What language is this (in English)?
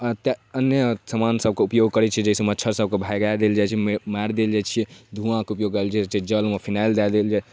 Maithili